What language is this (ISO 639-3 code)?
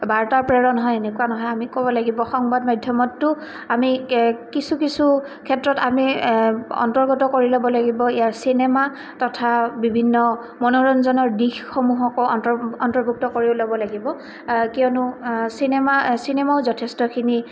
asm